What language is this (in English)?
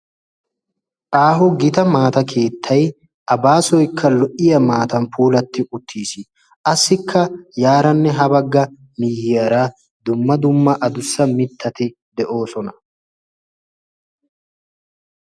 Wolaytta